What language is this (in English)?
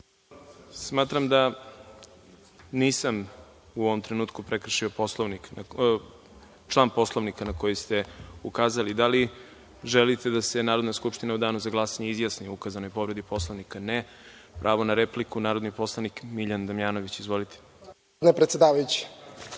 Serbian